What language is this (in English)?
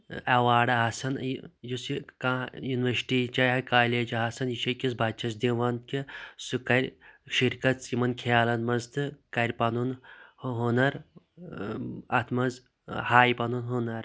Kashmiri